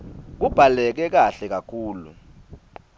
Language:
Swati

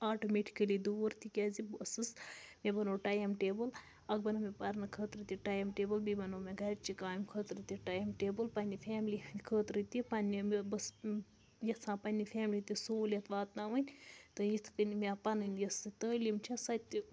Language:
Kashmiri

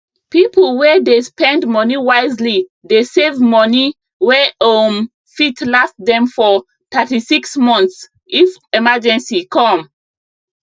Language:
Nigerian Pidgin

